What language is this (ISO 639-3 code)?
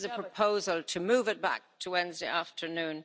eng